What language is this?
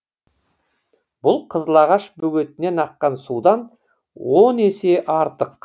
Kazakh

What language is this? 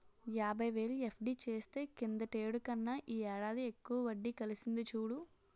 Telugu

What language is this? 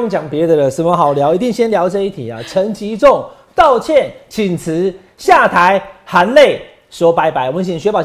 Chinese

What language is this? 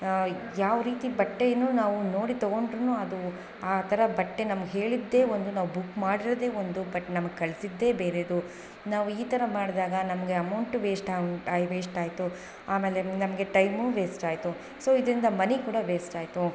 Kannada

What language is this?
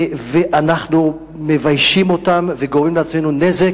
Hebrew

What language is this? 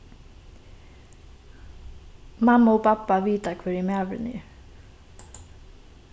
Faroese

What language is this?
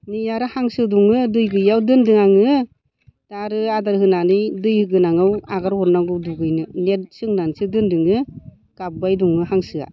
Bodo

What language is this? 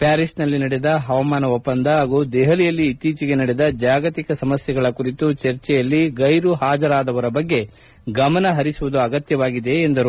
Kannada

